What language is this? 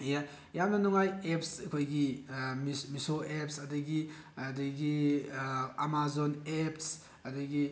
Manipuri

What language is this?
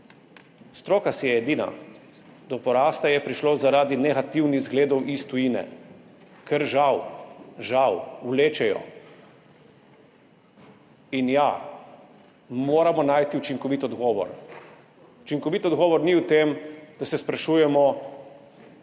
Slovenian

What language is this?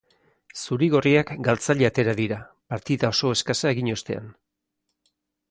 Basque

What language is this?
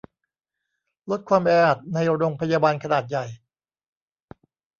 Thai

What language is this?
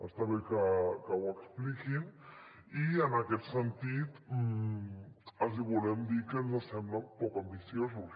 Catalan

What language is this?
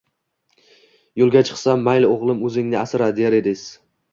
Uzbek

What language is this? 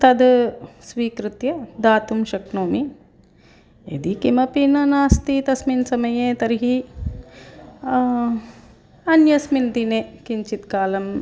Sanskrit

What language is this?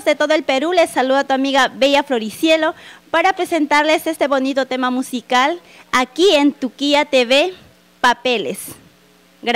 Spanish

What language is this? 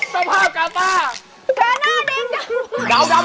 Thai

